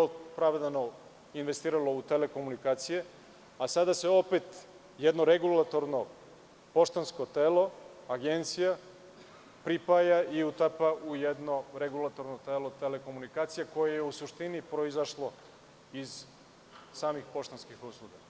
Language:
Serbian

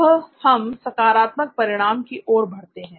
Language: Hindi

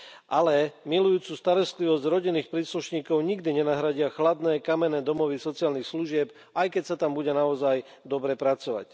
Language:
Slovak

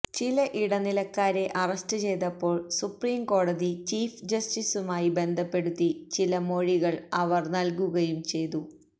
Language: Malayalam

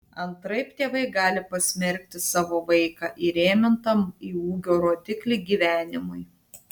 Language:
Lithuanian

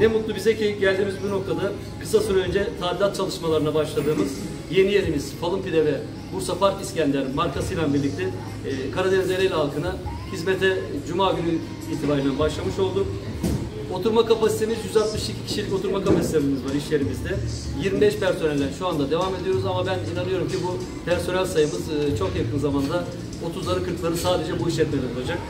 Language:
Turkish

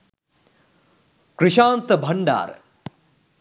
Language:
Sinhala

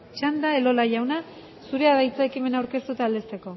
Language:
Basque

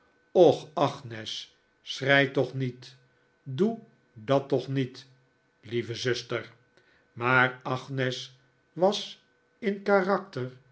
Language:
Dutch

